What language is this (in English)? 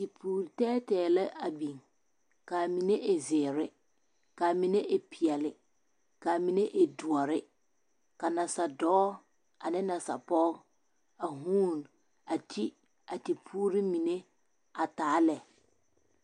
Southern Dagaare